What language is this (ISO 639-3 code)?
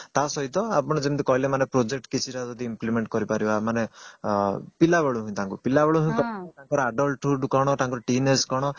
ori